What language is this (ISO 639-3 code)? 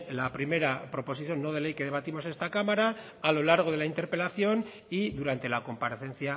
spa